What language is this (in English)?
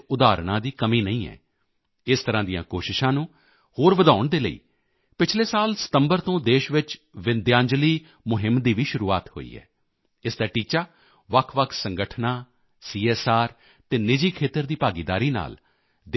Punjabi